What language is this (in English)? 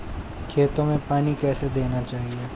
Hindi